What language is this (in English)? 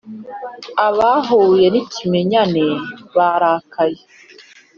Kinyarwanda